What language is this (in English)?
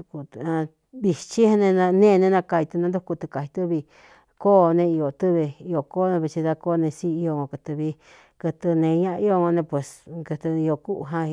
Cuyamecalco Mixtec